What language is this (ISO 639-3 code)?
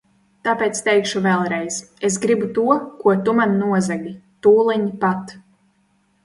lav